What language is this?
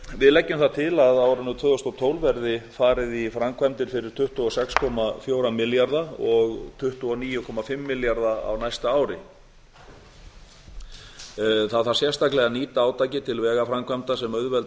Icelandic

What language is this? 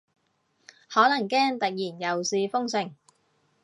Cantonese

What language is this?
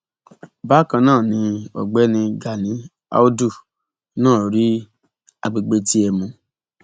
Yoruba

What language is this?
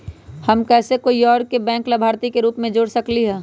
Magahi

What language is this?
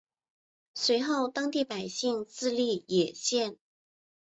Chinese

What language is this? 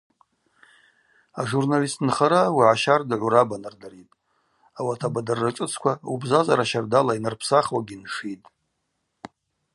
Abaza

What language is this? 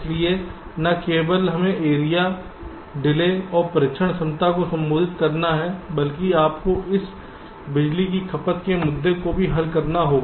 Hindi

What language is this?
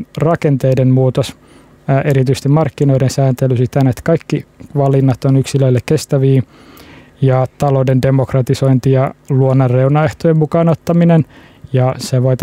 Finnish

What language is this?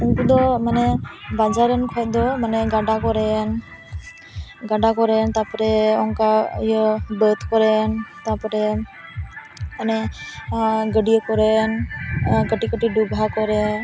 Santali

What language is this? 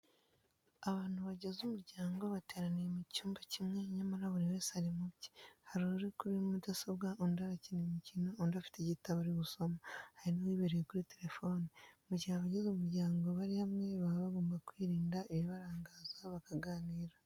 Kinyarwanda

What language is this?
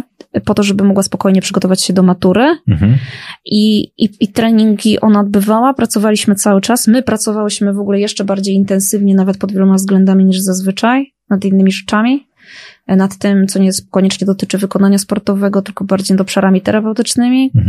Polish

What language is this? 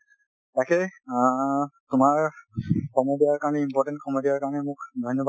Assamese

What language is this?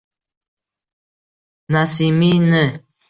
Uzbek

